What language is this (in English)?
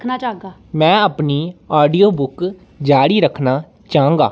Dogri